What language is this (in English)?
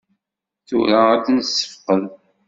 Kabyle